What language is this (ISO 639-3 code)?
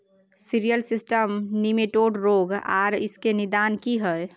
mai